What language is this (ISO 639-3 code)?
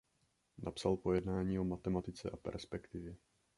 ces